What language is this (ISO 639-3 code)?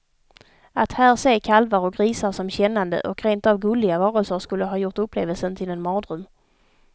swe